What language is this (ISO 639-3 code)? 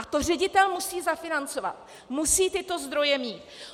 ces